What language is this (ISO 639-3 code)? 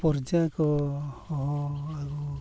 sat